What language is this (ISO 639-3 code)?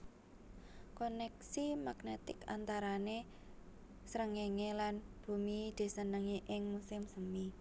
jav